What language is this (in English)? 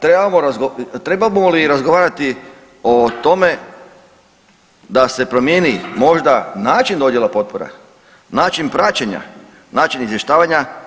Croatian